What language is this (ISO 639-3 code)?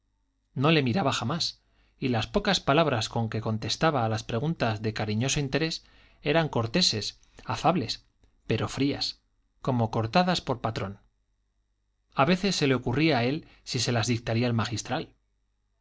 spa